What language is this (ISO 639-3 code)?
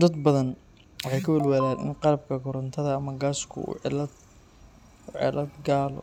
som